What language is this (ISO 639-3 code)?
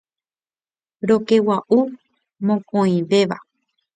grn